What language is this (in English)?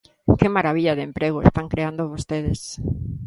Galician